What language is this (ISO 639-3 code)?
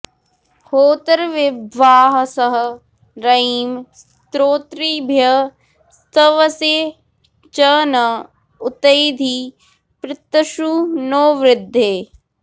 san